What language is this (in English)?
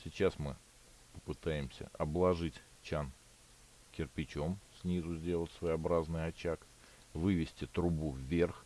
Russian